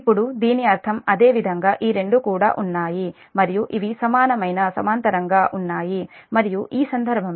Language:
Telugu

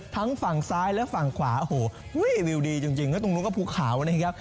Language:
Thai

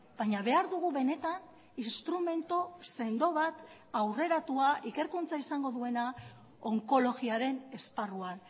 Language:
Basque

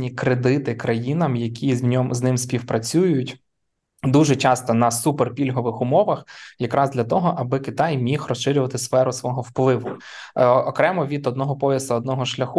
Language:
Ukrainian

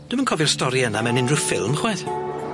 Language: Welsh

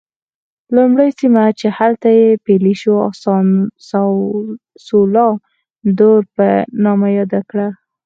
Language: Pashto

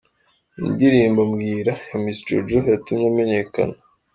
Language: Kinyarwanda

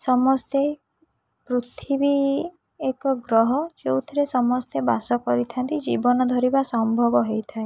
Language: Odia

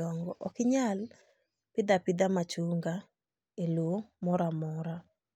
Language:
Luo (Kenya and Tanzania)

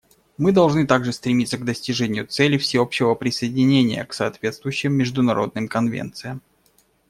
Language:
Russian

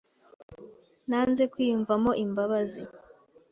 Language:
Kinyarwanda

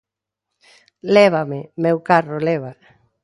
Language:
Galician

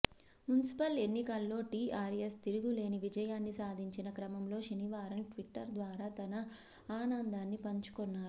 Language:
Telugu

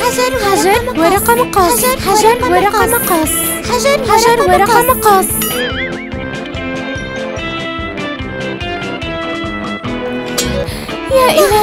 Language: Arabic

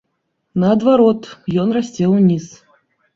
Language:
Belarusian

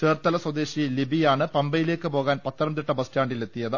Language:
Malayalam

